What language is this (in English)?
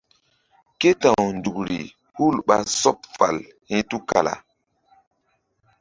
Mbum